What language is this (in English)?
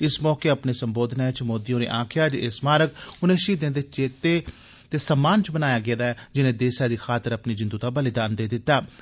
Dogri